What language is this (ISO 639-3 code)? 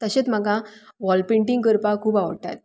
kok